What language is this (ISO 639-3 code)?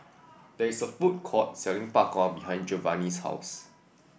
eng